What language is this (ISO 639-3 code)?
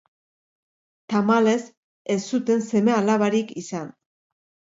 eus